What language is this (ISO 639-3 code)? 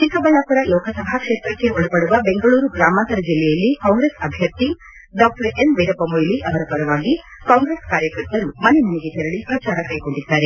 kan